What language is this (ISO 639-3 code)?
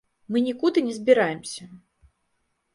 bel